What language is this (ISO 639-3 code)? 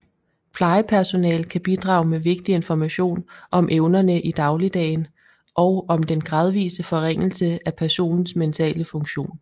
dan